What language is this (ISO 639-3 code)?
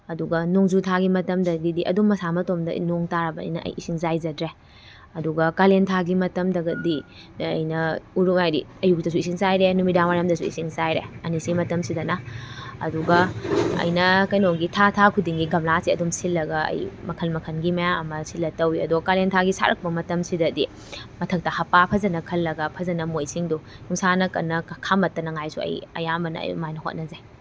mni